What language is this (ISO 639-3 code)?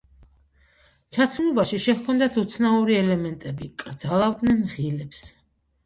kat